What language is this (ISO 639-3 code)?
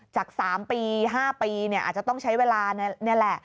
tha